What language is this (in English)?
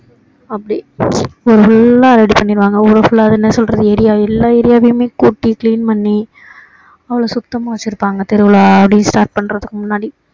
Tamil